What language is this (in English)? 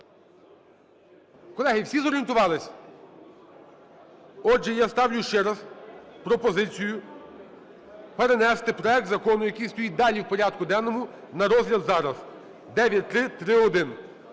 Ukrainian